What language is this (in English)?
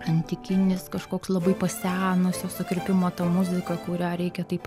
Lithuanian